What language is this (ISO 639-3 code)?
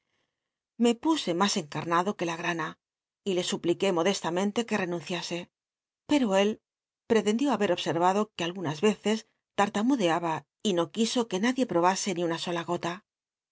spa